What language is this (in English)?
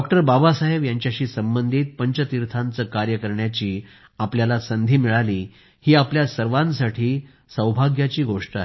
Marathi